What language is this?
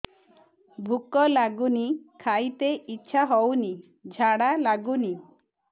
Odia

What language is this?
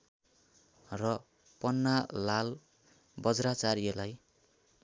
Nepali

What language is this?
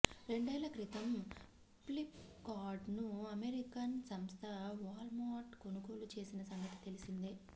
Telugu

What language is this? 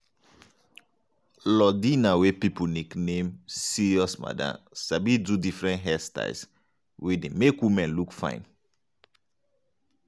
Nigerian Pidgin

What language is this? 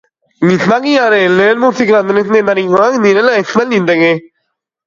Basque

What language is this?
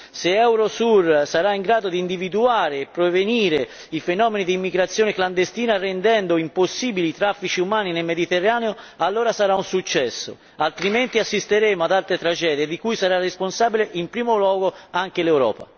Italian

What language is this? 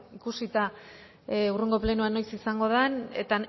Basque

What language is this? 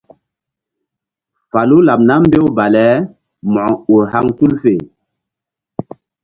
Mbum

